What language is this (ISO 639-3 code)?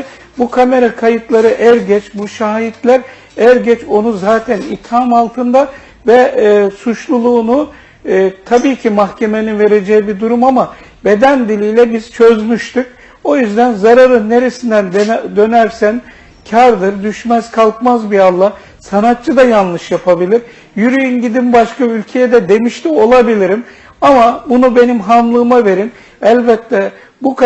tur